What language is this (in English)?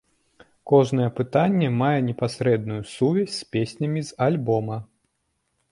Belarusian